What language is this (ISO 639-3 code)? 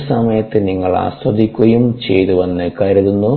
mal